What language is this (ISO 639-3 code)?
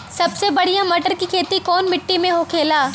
bho